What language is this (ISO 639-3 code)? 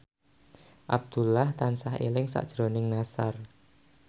jav